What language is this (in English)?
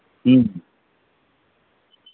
Santali